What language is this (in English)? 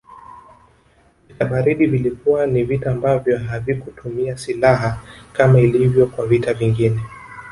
Swahili